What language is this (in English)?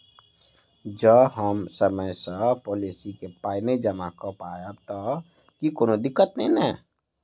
Maithili